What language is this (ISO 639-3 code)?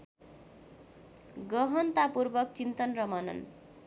nep